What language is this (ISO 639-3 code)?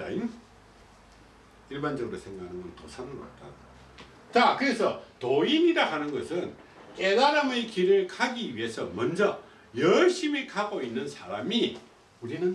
kor